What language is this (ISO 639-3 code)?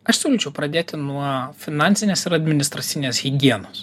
lit